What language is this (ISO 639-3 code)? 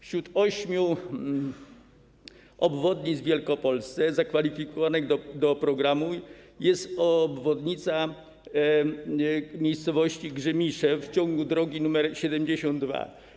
pol